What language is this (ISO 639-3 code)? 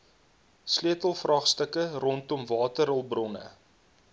afr